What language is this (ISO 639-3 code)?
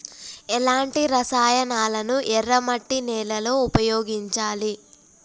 tel